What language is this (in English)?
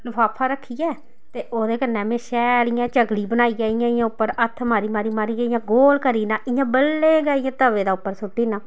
Dogri